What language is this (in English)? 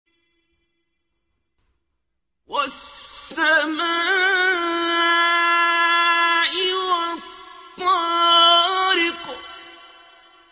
Arabic